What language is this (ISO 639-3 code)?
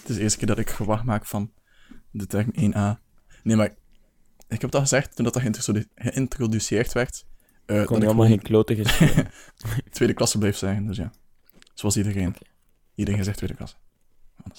nld